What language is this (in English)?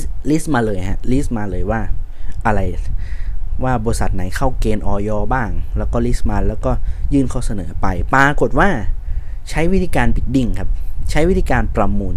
Thai